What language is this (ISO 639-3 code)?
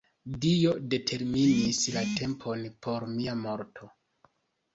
epo